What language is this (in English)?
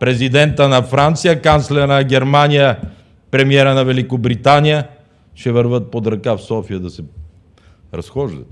Bulgarian